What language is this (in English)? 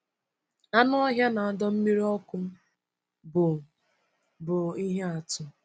Igbo